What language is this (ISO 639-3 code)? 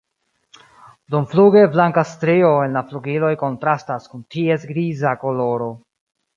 epo